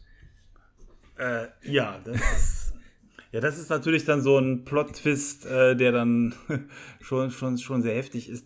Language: German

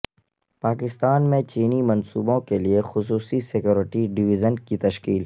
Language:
Urdu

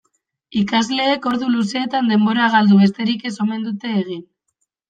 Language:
Basque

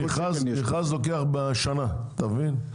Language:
Hebrew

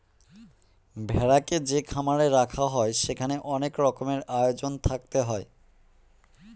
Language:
Bangla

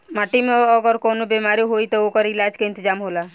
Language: Bhojpuri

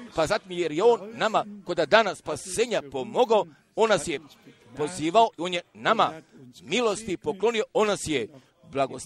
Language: Croatian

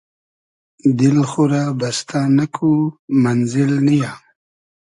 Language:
Hazaragi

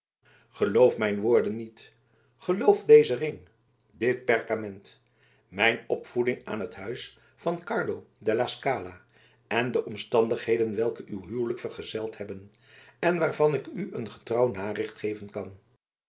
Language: Dutch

